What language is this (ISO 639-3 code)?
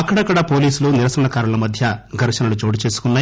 tel